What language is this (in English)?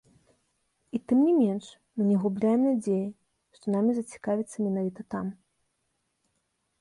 Belarusian